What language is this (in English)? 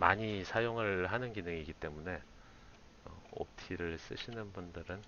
Korean